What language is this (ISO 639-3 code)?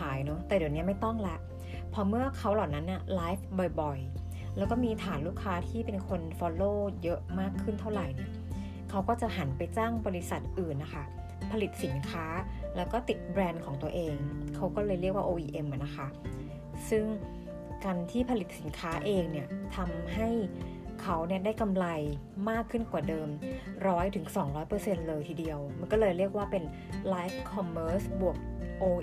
tha